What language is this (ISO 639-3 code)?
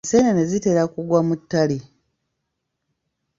lug